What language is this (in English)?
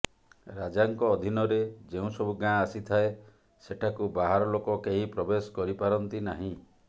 Odia